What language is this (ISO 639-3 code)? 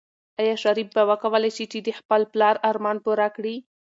pus